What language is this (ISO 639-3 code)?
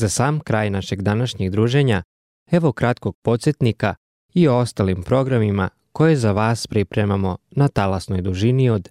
hrv